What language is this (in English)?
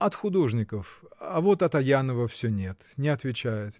Russian